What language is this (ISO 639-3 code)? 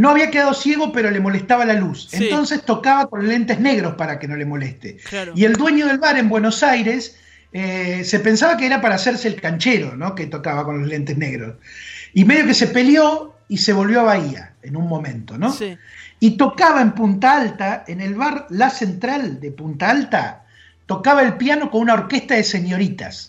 spa